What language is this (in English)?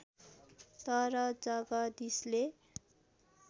Nepali